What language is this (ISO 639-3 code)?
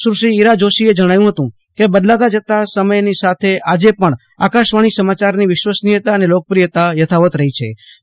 guj